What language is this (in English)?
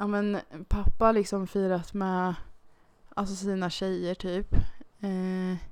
Swedish